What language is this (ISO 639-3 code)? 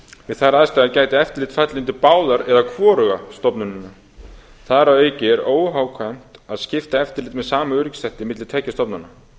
isl